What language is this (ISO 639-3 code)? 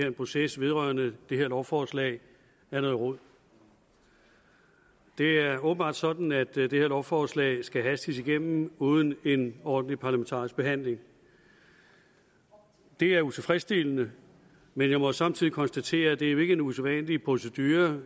dan